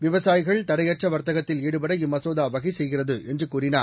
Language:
Tamil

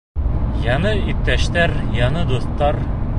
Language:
Bashkir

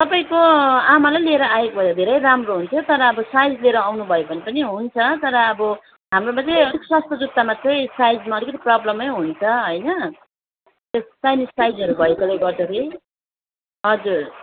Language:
Nepali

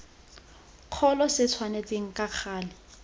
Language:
Tswana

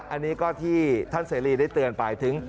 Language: Thai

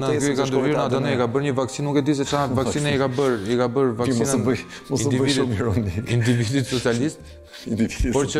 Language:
Romanian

